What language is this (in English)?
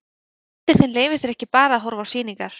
Icelandic